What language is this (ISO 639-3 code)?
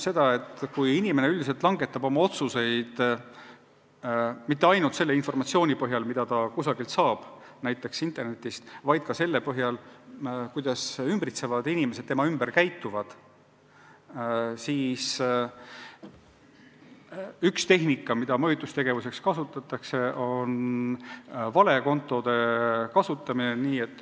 est